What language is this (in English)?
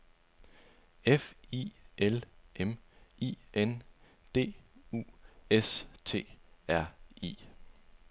Danish